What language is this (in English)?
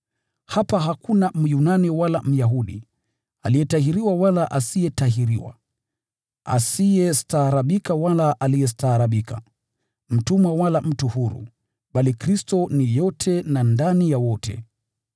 Swahili